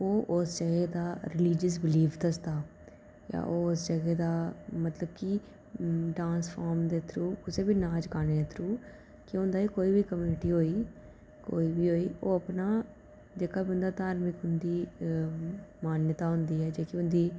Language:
Dogri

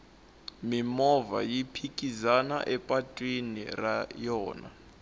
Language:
Tsonga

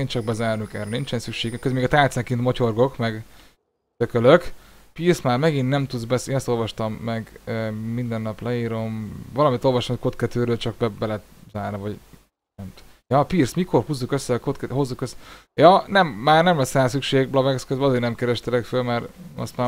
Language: Hungarian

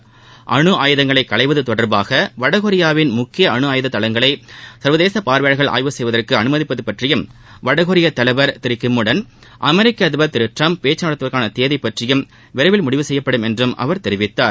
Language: Tamil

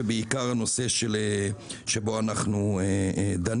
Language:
Hebrew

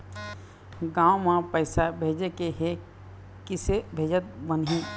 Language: Chhattisgarhi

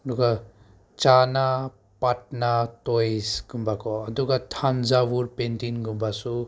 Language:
Manipuri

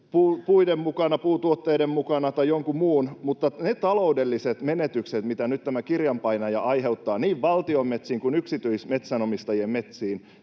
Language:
Finnish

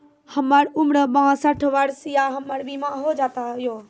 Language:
Maithili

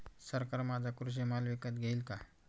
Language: Marathi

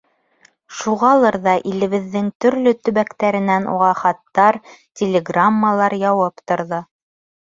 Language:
Bashkir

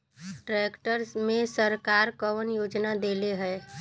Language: Bhojpuri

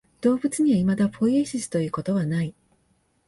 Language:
Japanese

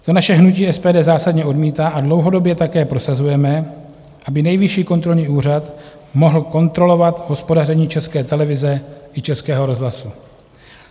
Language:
Czech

